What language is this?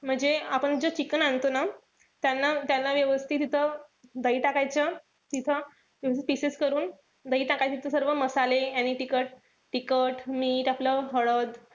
Marathi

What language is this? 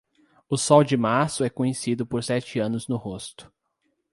Portuguese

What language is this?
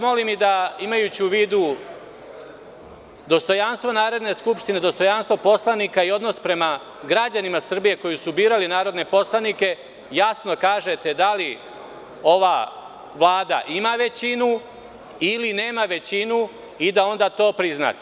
Serbian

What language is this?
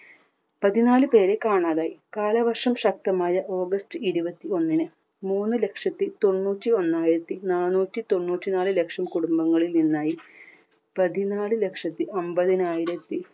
Malayalam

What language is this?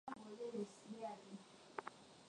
Swahili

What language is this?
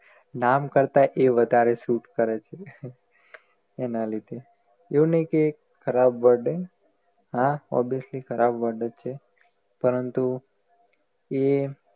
Gujarati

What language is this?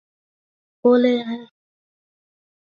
Chinese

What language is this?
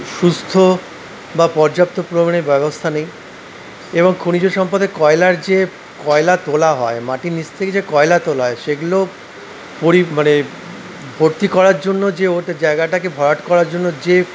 Bangla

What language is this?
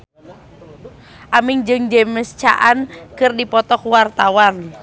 Sundanese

